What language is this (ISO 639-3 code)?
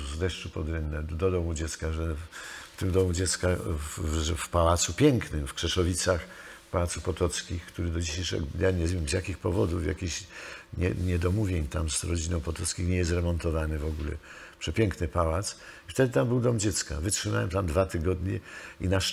pol